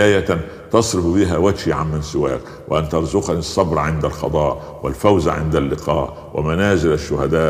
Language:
Arabic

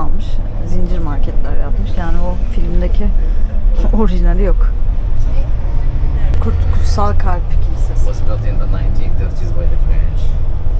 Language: Turkish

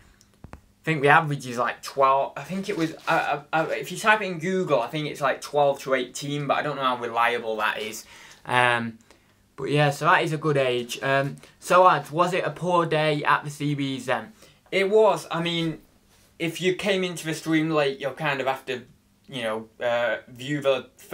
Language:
English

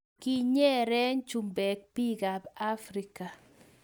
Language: Kalenjin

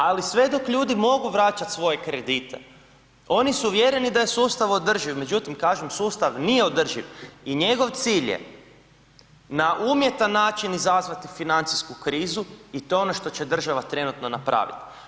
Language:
Croatian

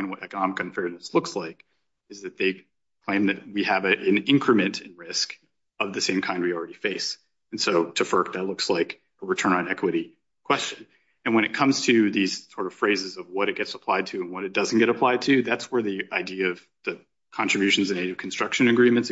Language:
English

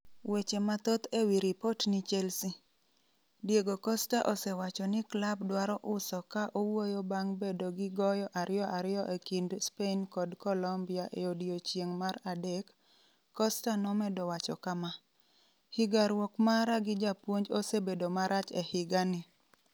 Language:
Luo (Kenya and Tanzania)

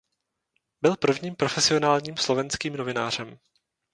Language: Czech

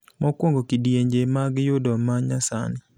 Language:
Luo (Kenya and Tanzania)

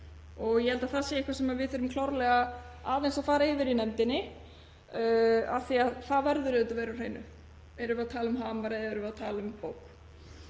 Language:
Icelandic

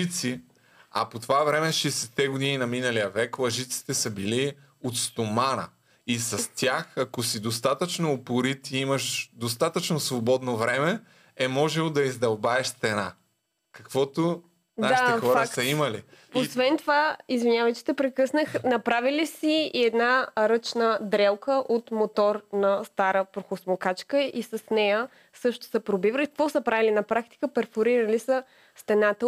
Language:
Bulgarian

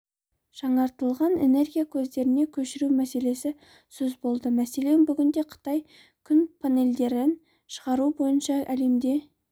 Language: Kazakh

